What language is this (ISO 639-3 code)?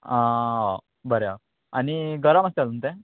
kok